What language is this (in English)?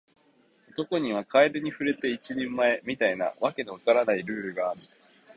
Japanese